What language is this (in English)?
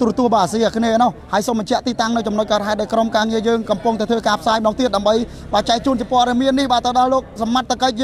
Thai